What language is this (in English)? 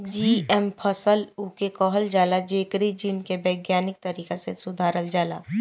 Bhojpuri